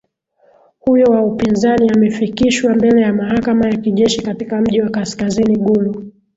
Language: Swahili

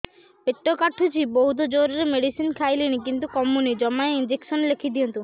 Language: Odia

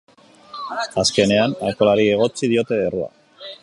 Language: Basque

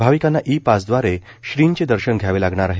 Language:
Marathi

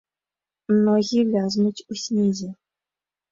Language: Belarusian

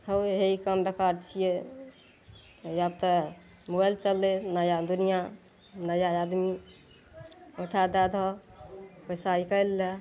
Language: Maithili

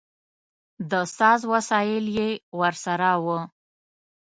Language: Pashto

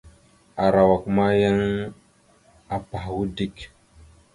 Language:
Mada (Cameroon)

